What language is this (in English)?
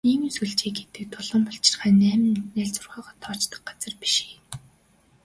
Mongolian